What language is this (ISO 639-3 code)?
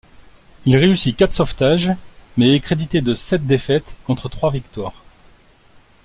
fra